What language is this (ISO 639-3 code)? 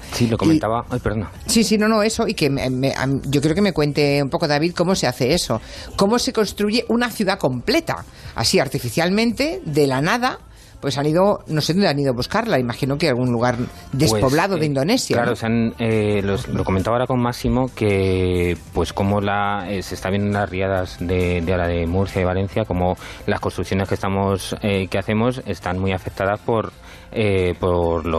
spa